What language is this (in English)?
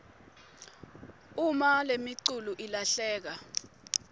Swati